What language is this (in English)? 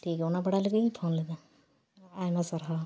Santali